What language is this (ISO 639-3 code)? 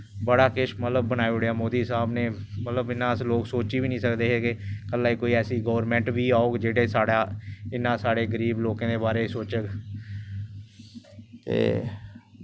doi